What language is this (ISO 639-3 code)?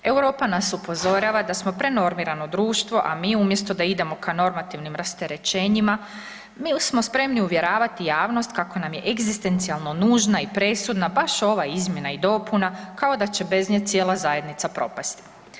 hrv